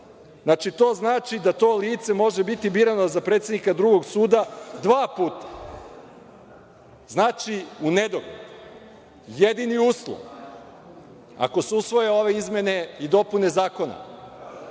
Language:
Serbian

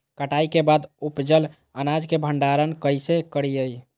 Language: Magahi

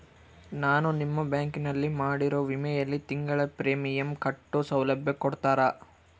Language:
Kannada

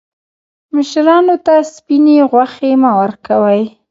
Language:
Pashto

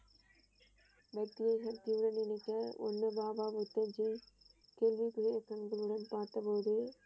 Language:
Tamil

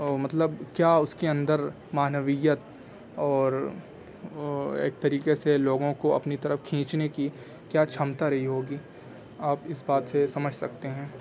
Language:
Urdu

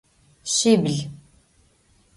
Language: Adyghe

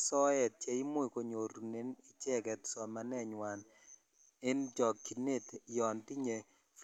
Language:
Kalenjin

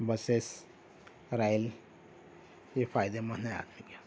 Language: Urdu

